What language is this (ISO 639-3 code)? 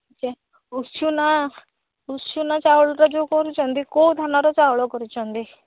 ori